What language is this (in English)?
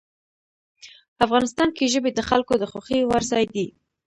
Pashto